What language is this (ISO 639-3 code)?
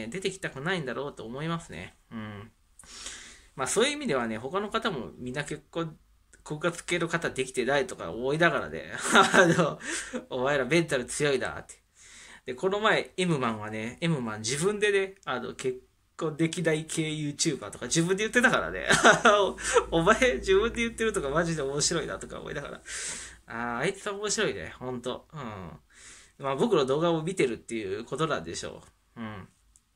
jpn